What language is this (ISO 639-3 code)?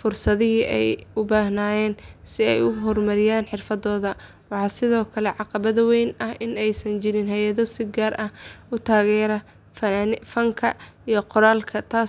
som